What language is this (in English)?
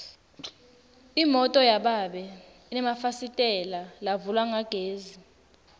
Swati